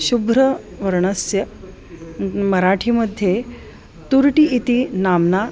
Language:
Sanskrit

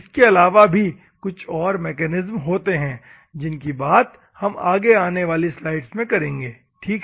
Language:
Hindi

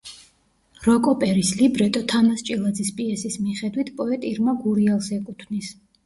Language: Georgian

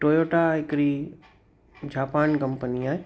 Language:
Sindhi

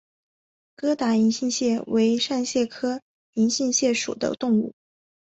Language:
Chinese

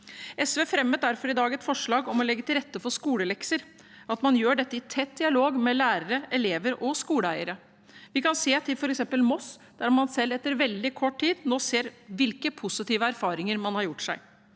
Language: Norwegian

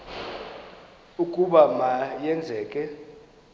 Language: Xhosa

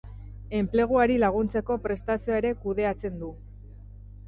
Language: Basque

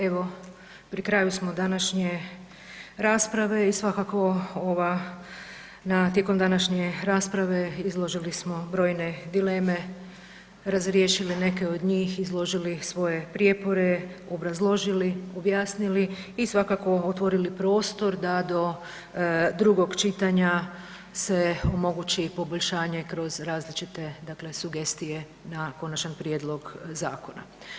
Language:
Croatian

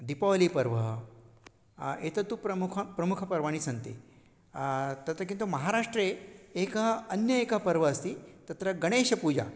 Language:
Sanskrit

